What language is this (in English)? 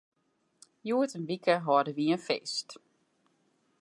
Western Frisian